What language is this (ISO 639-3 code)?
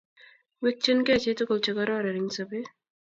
kln